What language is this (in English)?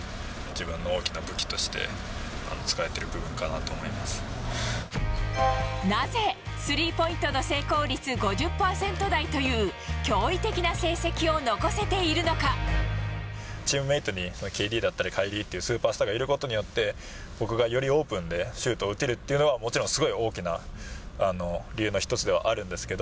Japanese